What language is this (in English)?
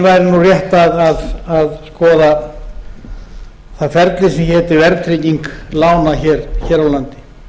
Icelandic